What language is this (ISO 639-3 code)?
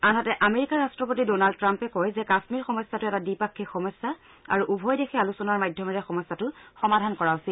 asm